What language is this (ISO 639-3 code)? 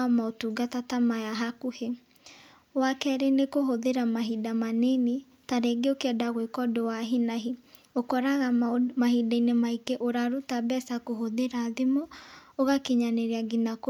kik